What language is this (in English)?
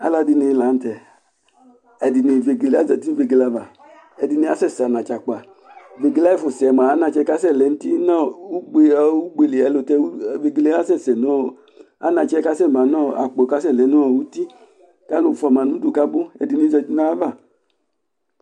Ikposo